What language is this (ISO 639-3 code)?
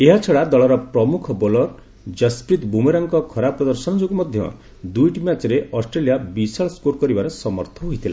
ori